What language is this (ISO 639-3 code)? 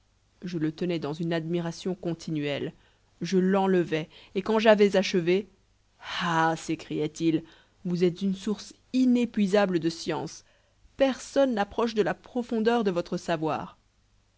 fra